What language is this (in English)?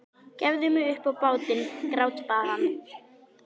Icelandic